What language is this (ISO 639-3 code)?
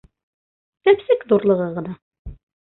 bak